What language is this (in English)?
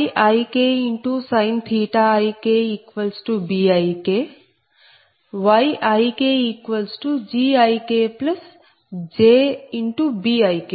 Telugu